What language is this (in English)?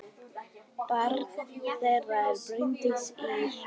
Icelandic